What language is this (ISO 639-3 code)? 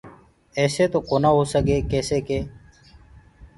ggg